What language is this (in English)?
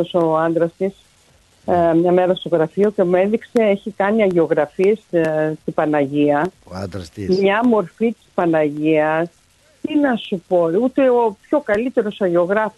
Greek